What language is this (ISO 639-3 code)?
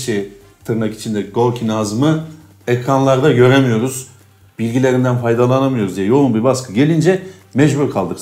tur